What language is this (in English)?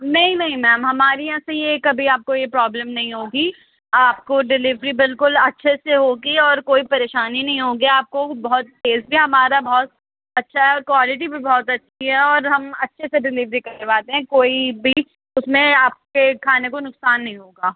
Urdu